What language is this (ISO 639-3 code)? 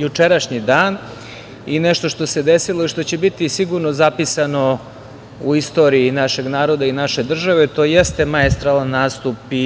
srp